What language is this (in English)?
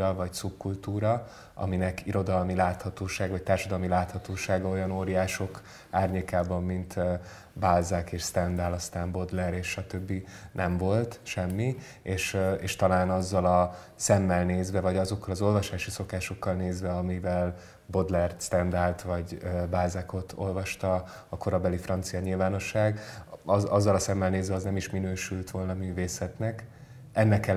Hungarian